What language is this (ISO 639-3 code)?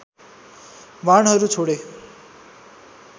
nep